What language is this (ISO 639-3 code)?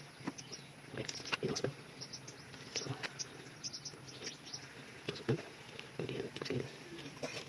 ind